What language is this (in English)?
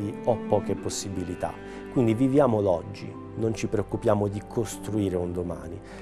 Italian